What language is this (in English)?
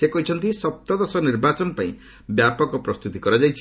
Odia